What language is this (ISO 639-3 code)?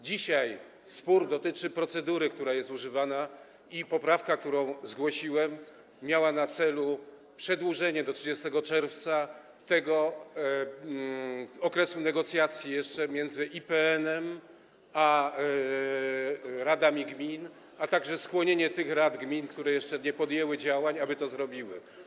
pol